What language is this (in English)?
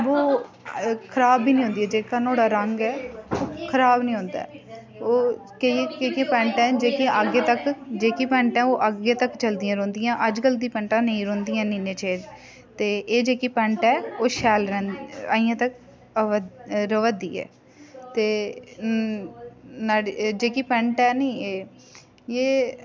Dogri